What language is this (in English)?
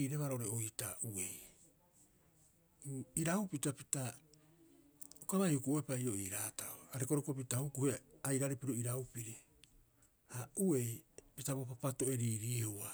Rapoisi